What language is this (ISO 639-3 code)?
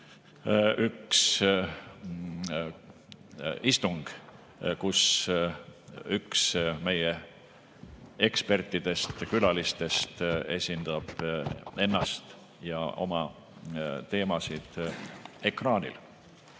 est